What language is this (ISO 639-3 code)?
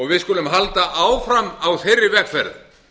isl